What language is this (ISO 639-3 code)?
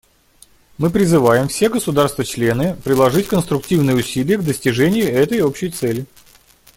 rus